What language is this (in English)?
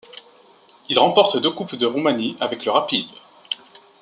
French